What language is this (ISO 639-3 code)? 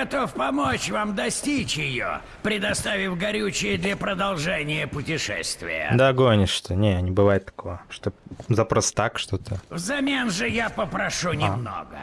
rus